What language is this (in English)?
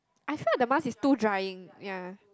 English